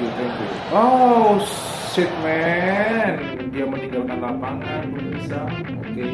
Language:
Indonesian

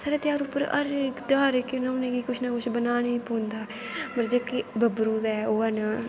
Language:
Dogri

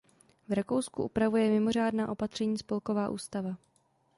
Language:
Czech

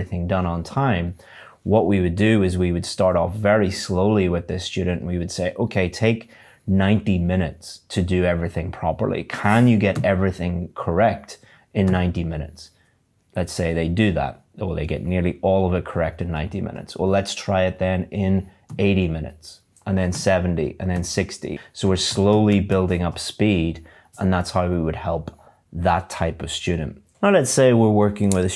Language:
English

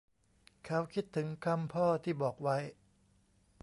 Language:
Thai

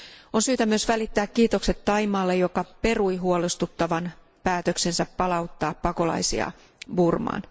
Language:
Finnish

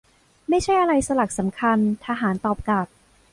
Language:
Thai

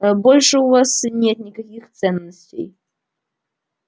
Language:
Russian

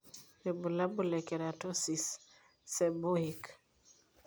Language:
Masai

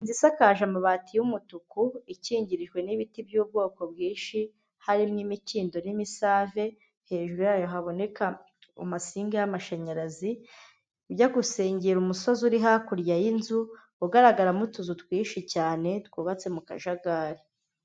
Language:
Kinyarwanda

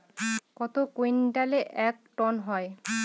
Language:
Bangla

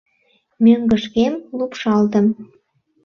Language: Mari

